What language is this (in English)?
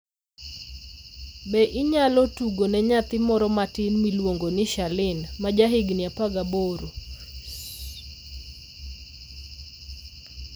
Luo (Kenya and Tanzania)